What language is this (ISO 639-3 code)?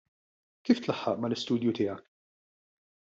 mlt